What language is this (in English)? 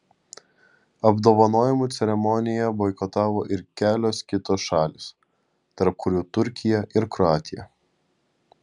Lithuanian